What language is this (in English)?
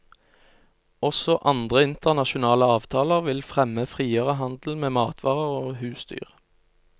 Norwegian